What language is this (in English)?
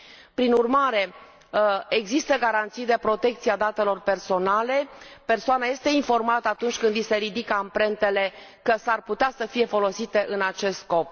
Romanian